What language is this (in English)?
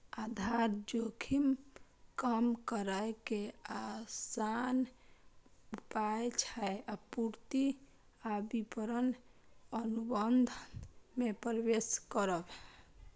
Maithili